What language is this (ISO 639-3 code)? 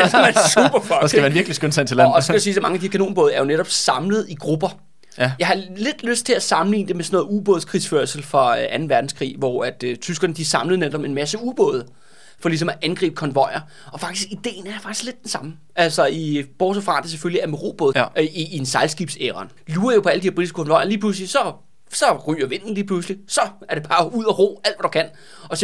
dan